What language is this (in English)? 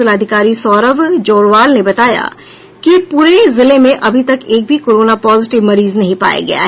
Hindi